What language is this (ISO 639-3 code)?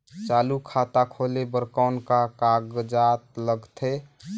hne